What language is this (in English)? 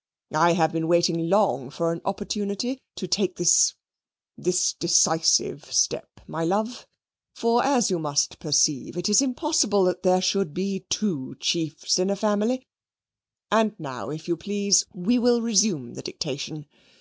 English